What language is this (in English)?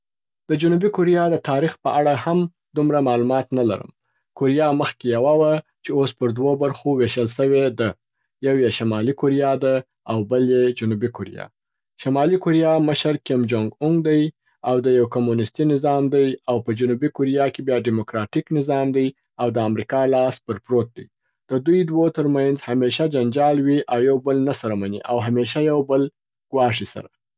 Southern Pashto